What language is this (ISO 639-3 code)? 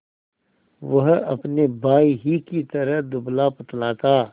hin